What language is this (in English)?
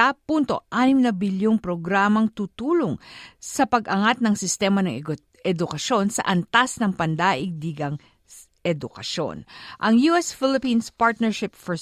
Filipino